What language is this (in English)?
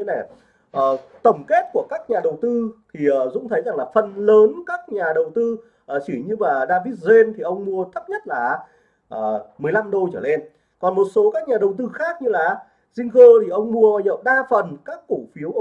Vietnamese